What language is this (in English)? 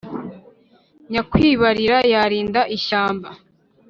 Kinyarwanda